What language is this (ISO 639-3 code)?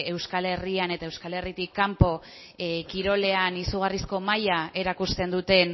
eus